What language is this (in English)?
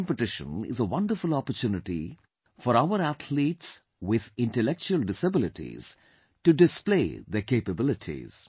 English